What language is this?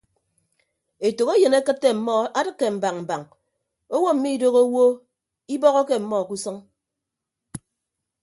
Ibibio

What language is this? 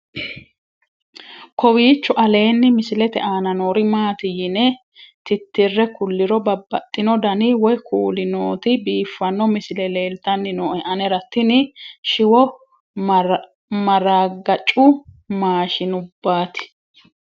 Sidamo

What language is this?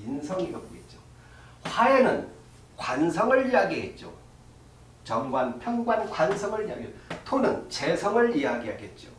Korean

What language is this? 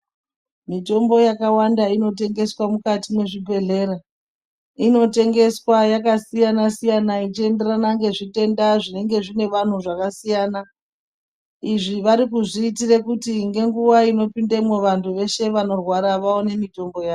Ndau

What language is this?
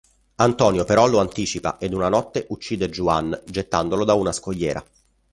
Italian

